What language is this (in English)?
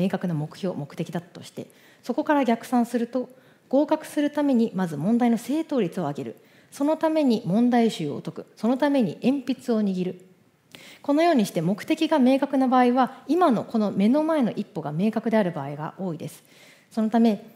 Japanese